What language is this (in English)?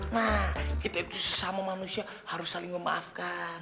Indonesian